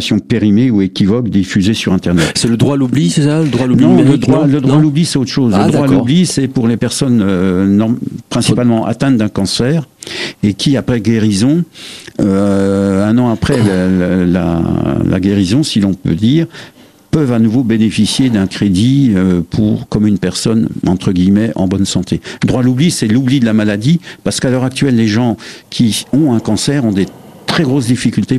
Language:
French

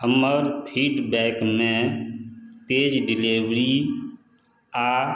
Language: Maithili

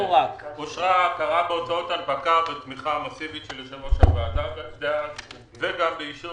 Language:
Hebrew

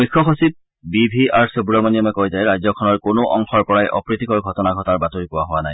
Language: Assamese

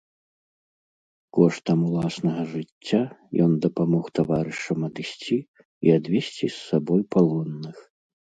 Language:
Belarusian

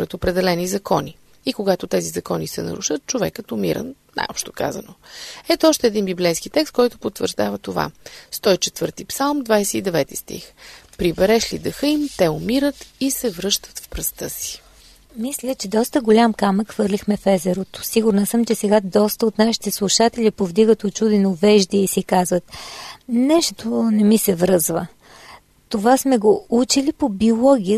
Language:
Bulgarian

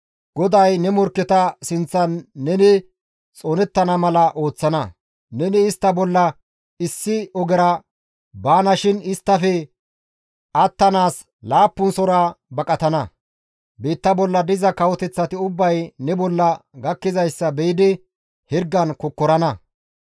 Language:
Gamo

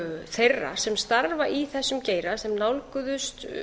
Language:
Icelandic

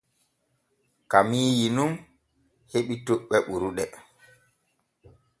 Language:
Borgu Fulfulde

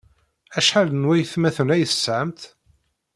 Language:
Kabyle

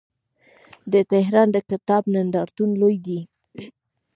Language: Pashto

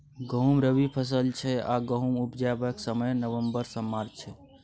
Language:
Maithili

